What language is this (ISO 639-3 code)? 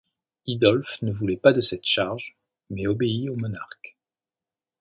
fra